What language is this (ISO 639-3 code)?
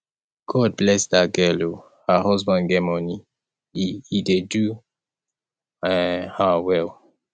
pcm